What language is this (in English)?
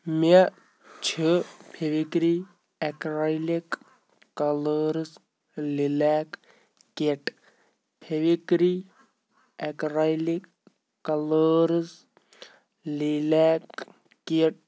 Kashmiri